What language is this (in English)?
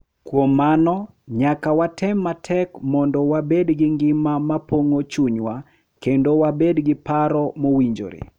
Luo (Kenya and Tanzania)